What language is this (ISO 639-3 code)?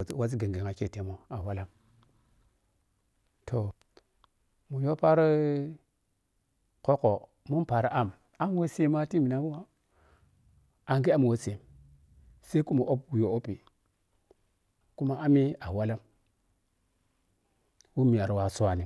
piy